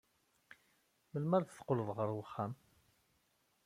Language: Kabyle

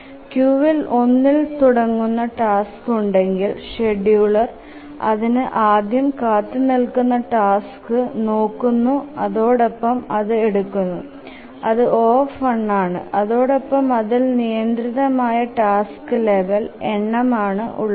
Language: Malayalam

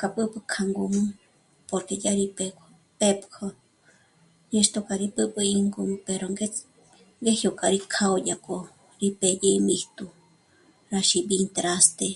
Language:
Michoacán Mazahua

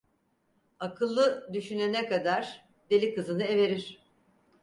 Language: Turkish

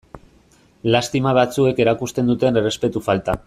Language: Basque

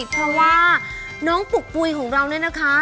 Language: Thai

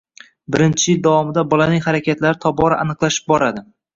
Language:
Uzbek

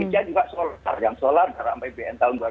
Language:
Indonesian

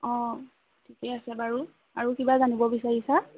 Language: Assamese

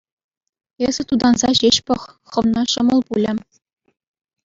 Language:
Chuvash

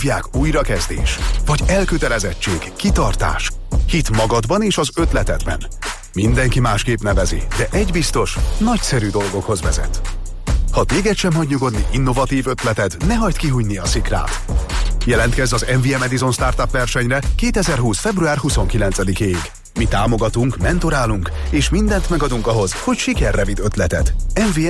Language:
Hungarian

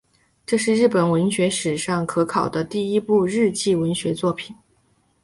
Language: Chinese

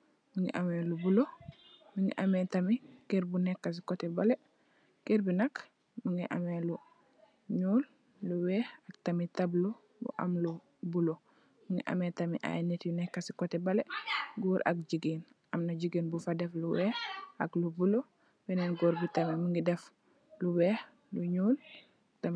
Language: Wolof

